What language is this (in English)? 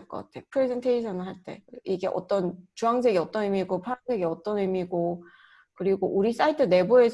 Korean